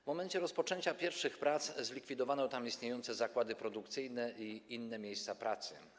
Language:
Polish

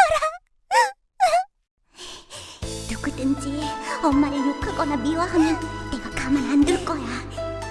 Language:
Korean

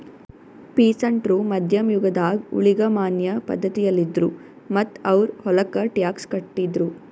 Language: Kannada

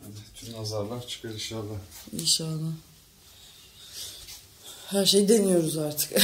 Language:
Turkish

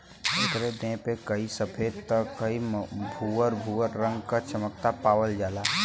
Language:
Bhojpuri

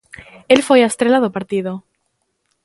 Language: Galician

